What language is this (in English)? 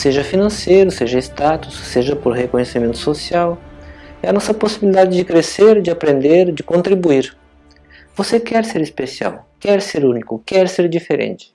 Portuguese